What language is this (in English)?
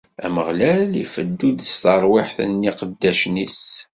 Kabyle